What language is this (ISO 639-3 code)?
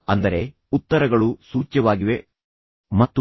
kan